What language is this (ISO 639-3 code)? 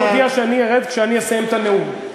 heb